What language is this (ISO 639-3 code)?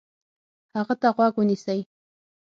pus